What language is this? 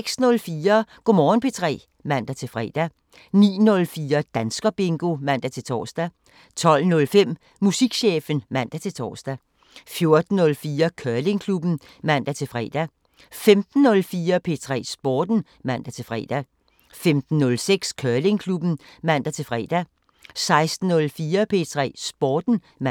Danish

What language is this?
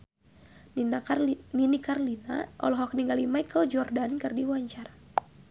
Sundanese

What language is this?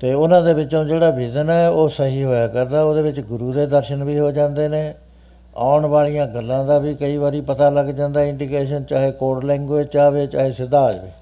Punjabi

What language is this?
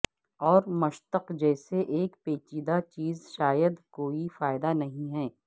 Urdu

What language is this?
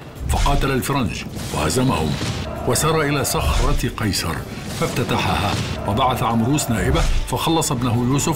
Arabic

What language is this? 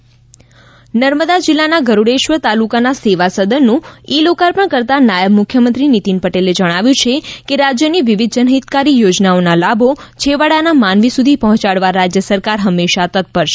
Gujarati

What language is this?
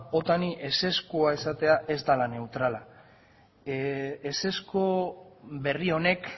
Basque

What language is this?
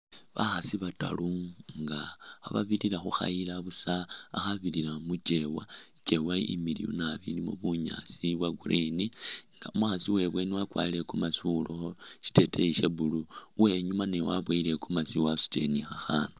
Masaaba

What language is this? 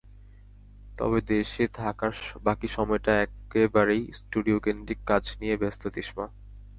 Bangla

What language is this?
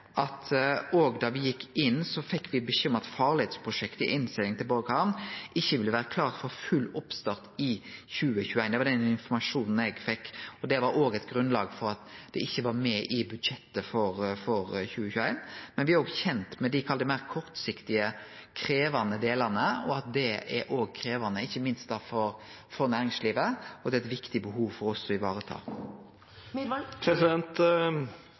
Norwegian Nynorsk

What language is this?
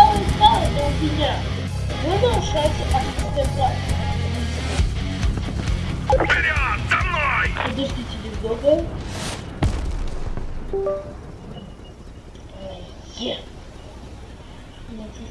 Russian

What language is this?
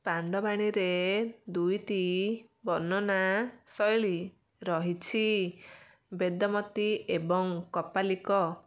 Odia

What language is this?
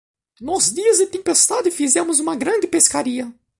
Portuguese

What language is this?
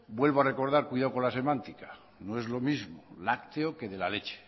Spanish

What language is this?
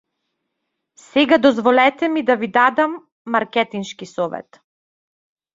Macedonian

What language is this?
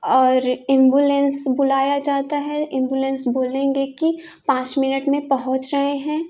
Hindi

